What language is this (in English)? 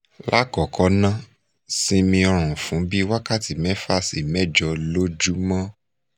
Yoruba